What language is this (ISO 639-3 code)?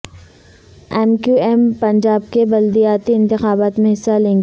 urd